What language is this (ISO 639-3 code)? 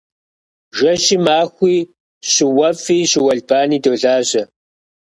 kbd